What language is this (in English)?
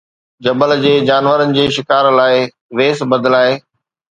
Sindhi